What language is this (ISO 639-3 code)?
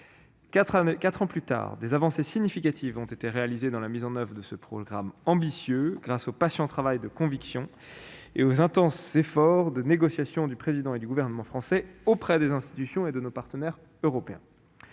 fra